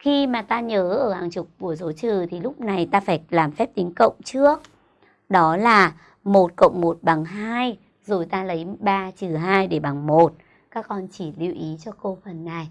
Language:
Vietnamese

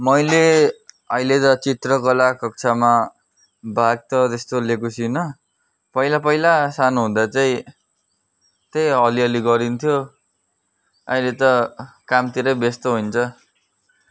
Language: Nepali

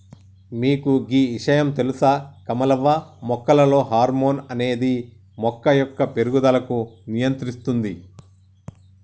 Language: Telugu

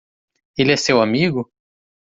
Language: Portuguese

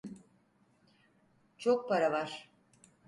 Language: Turkish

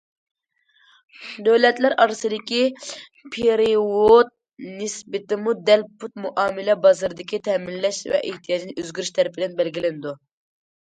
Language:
Uyghur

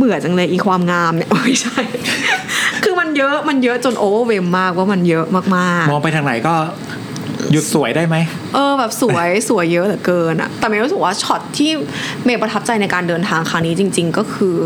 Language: Thai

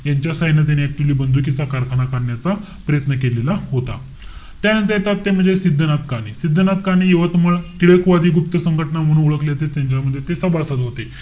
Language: Marathi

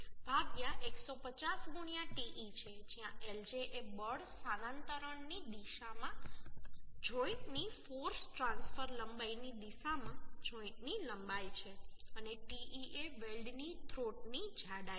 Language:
Gujarati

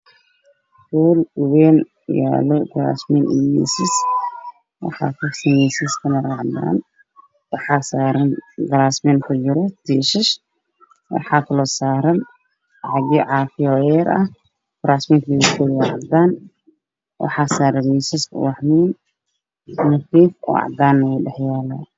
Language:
Somali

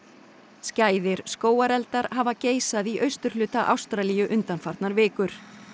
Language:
Icelandic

